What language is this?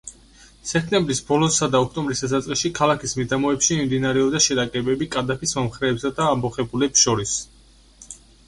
Georgian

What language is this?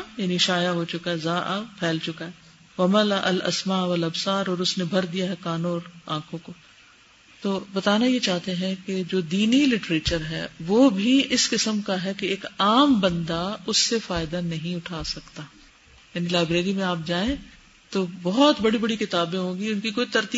Urdu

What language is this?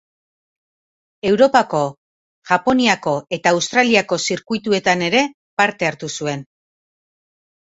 Basque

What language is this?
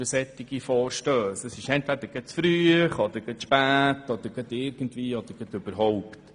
Swiss German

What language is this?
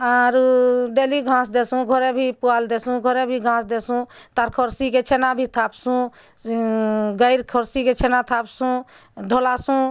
Odia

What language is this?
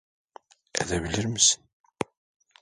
Turkish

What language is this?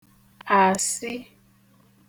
Igbo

